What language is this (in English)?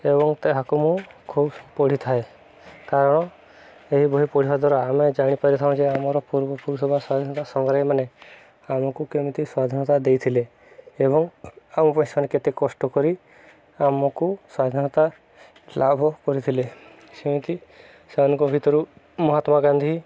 Odia